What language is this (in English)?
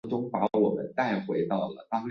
Chinese